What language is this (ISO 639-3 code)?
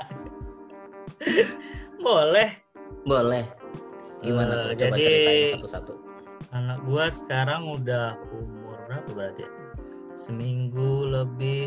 ind